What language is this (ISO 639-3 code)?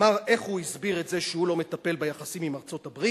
heb